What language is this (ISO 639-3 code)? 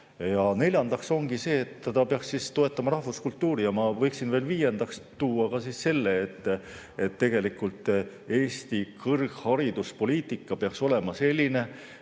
est